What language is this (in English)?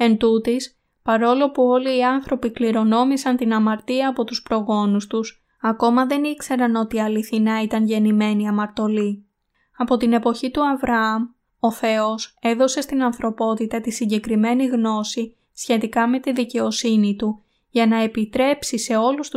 Greek